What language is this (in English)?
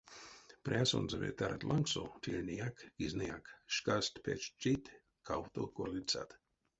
Erzya